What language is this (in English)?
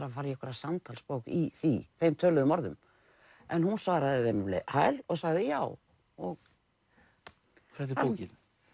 Icelandic